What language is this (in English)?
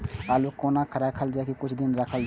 Maithili